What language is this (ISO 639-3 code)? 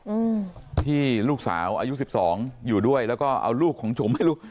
tha